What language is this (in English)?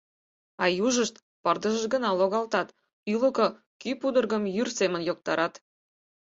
Mari